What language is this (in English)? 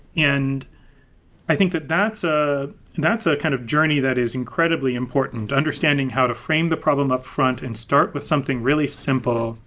English